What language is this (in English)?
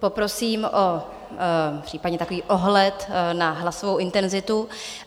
Czech